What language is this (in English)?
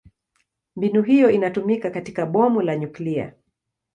Swahili